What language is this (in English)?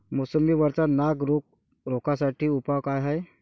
Marathi